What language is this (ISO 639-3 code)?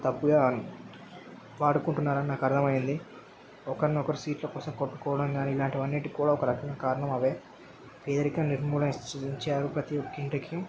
tel